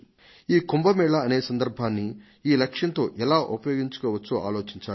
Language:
Telugu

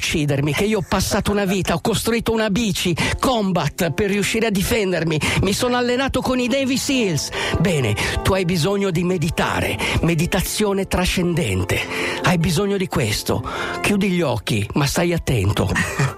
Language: Italian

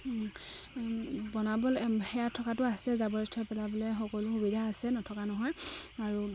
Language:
Assamese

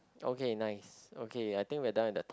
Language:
English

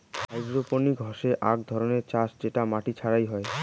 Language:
Bangla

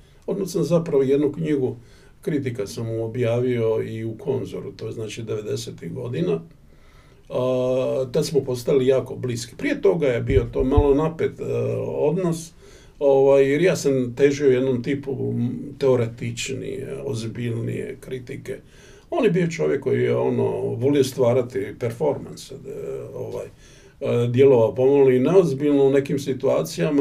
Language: Croatian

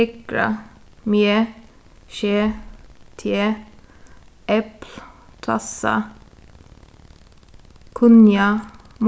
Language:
Faroese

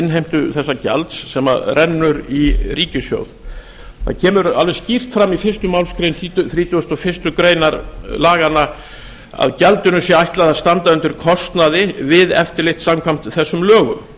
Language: Icelandic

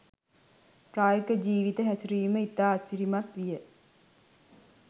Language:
Sinhala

